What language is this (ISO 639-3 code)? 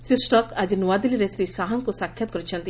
ori